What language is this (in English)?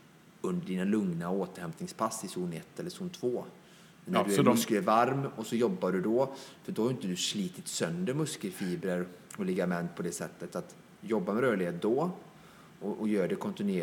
Swedish